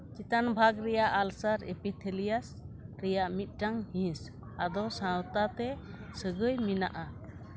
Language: Santali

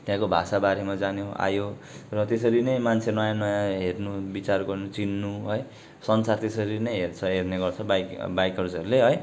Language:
Nepali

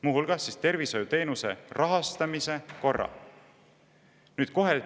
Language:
Estonian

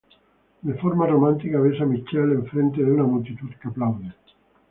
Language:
Spanish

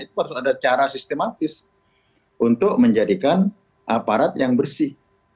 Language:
Indonesian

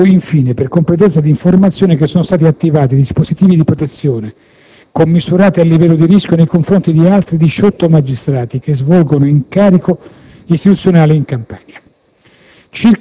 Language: Italian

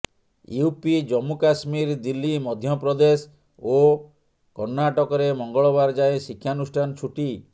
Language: Odia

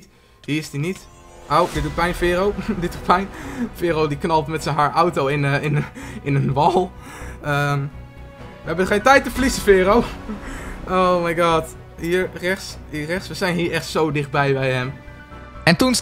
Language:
Dutch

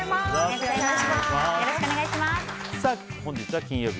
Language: Japanese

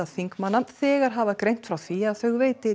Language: Icelandic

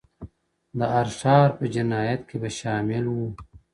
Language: Pashto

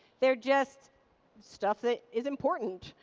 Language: English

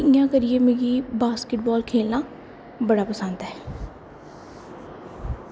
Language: Dogri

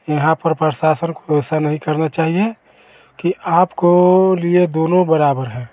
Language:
Hindi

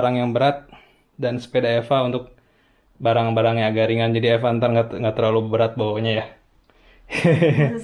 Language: Indonesian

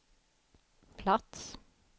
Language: Swedish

